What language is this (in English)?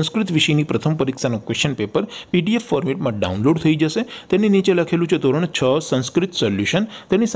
Hindi